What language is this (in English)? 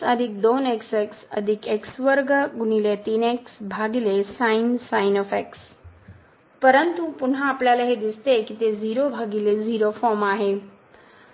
Marathi